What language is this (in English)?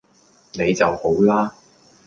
Cantonese